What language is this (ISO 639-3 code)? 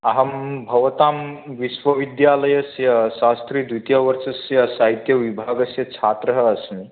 san